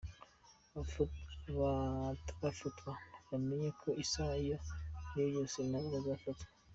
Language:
Kinyarwanda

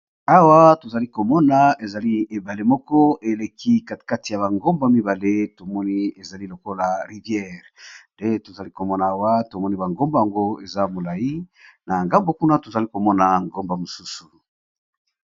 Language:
Lingala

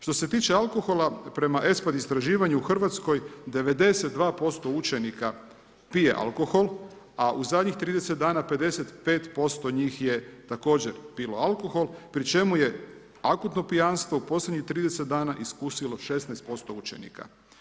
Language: Croatian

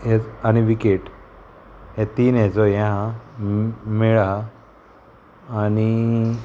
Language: Konkani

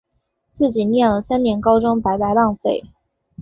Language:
Chinese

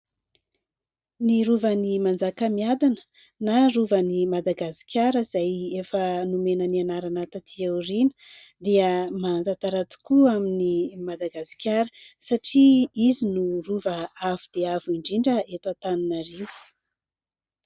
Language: Malagasy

